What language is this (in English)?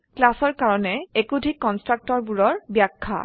Assamese